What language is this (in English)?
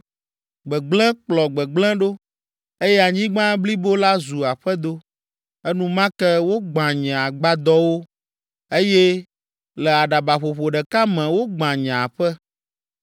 Ewe